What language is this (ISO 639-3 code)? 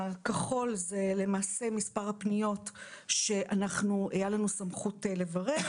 heb